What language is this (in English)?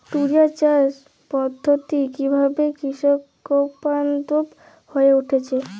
Bangla